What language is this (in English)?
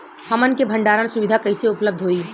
Bhojpuri